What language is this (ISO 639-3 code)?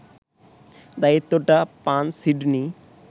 ben